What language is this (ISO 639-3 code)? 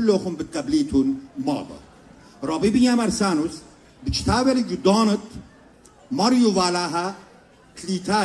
ara